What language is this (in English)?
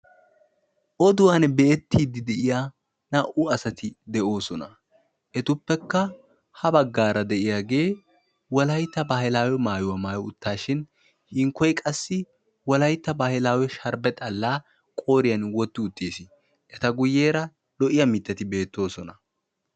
Wolaytta